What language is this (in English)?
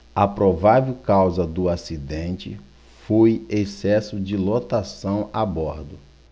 Portuguese